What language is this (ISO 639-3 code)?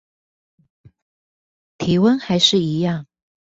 zho